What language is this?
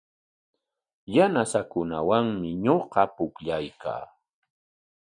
Corongo Ancash Quechua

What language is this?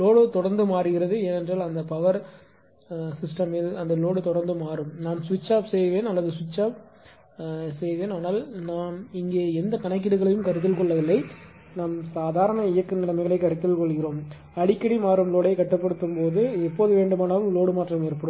Tamil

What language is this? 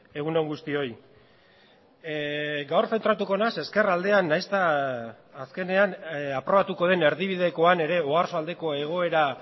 Basque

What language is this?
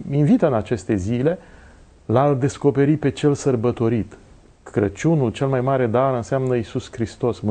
Romanian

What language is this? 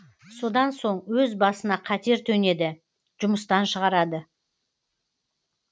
Kazakh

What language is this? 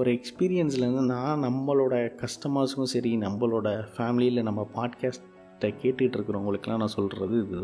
Tamil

